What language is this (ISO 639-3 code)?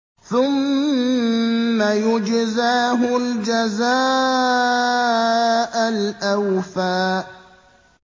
ara